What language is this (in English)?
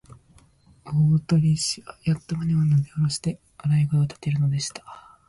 Japanese